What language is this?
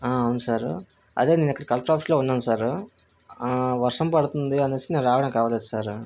Telugu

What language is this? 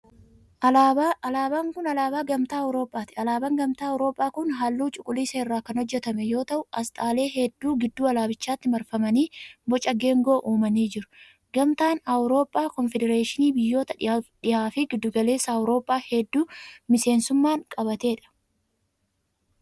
Oromo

